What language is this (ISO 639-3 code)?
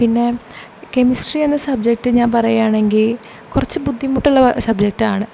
mal